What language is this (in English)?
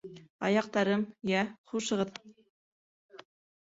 Bashkir